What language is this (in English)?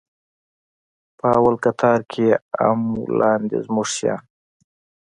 Pashto